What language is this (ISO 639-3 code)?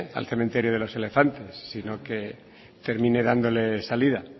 spa